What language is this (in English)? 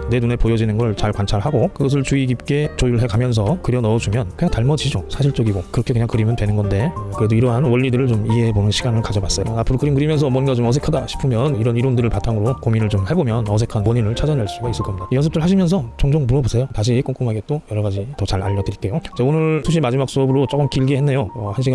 Korean